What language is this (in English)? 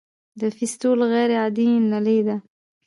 Pashto